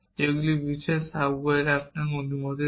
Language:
Bangla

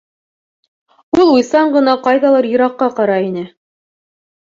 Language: Bashkir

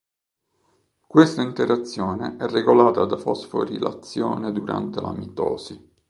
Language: Italian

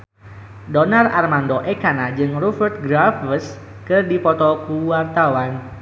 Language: Sundanese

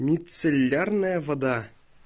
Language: Russian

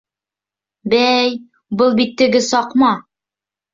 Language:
Bashkir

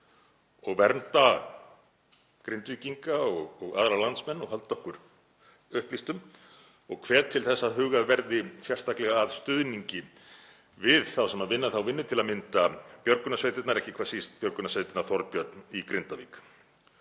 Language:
Icelandic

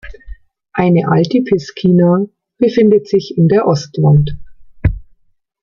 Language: German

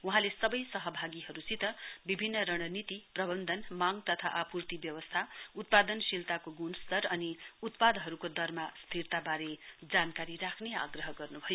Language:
Nepali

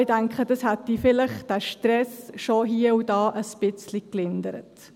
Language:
Swiss German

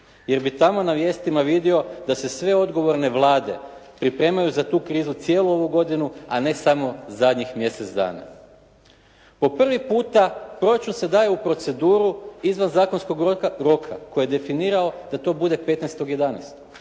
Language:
Croatian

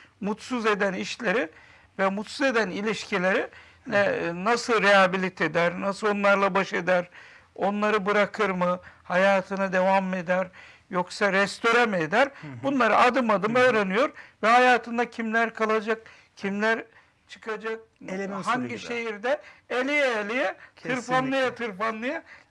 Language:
Turkish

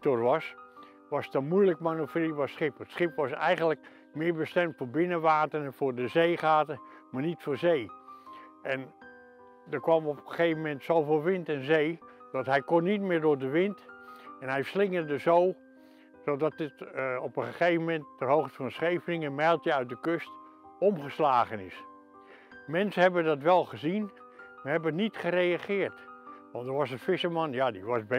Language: Dutch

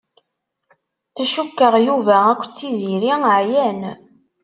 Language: Kabyle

